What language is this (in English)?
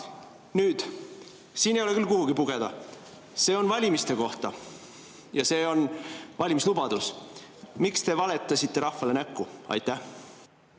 Estonian